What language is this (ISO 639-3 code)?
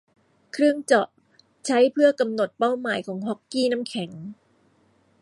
tha